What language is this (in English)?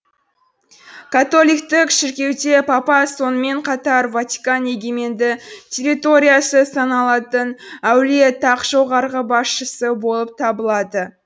Kazakh